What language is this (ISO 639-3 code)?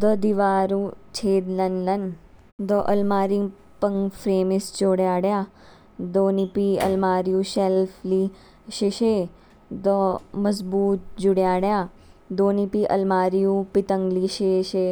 kfk